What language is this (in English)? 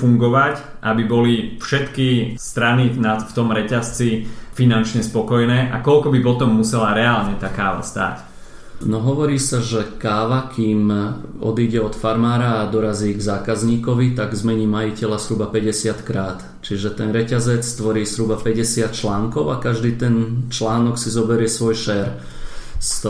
Slovak